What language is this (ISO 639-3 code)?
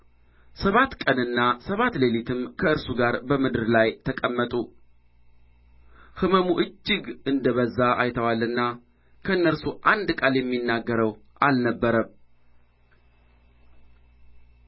amh